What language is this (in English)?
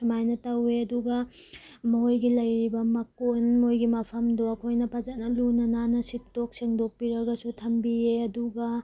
Manipuri